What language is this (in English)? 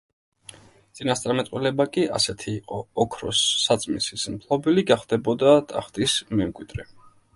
Georgian